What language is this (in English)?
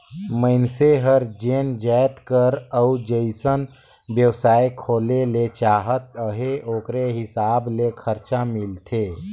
Chhattisgarhi